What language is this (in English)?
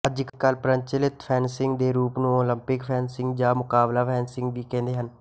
Punjabi